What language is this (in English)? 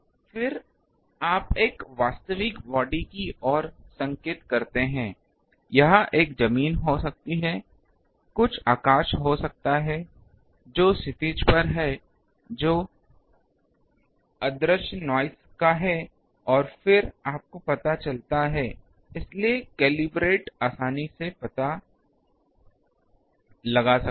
Hindi